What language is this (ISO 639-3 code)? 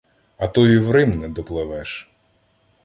ukr